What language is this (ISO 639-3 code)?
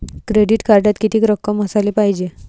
mar